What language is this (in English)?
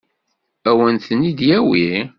Kabyle